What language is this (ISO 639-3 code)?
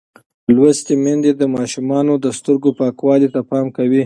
pus